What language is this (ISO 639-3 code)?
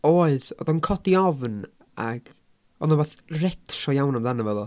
cym